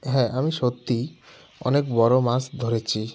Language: Bangla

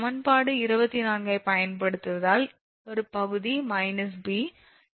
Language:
Tamil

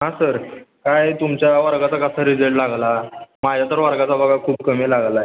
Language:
Marathi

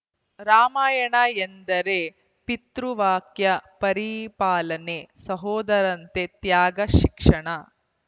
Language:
Kannada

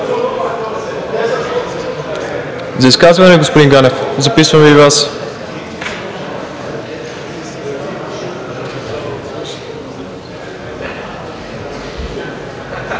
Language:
Bulgarian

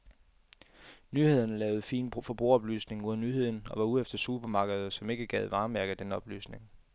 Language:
Danish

